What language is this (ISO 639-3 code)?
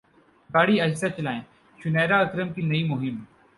urd